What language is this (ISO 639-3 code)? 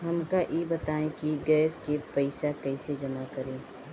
bho